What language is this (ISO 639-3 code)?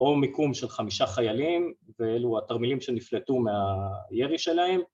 heb